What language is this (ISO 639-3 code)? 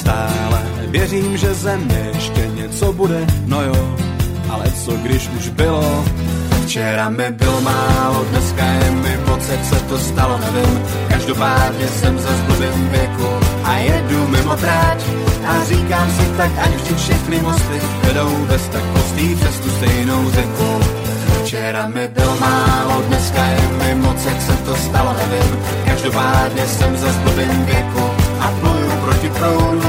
slk